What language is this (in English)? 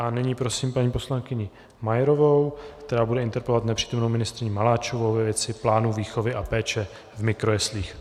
Czech